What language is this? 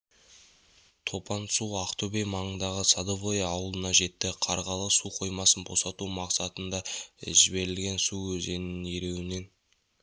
Kazakh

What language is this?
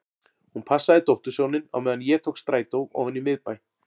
Icelandic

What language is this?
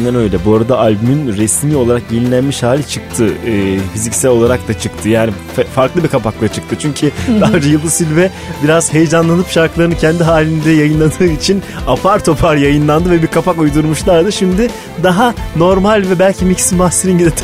Turkish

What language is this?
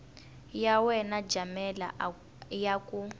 Tsonga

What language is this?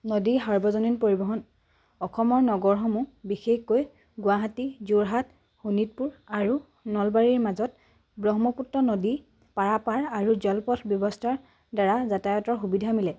Assamese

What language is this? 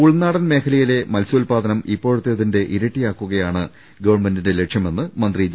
Malayalam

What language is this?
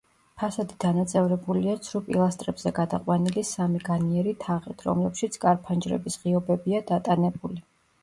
Georgian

